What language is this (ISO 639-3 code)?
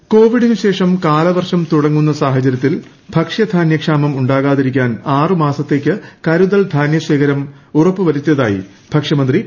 mal